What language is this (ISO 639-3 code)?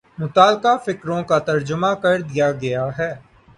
urd